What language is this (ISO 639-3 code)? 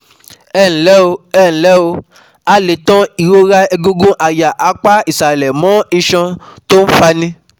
yor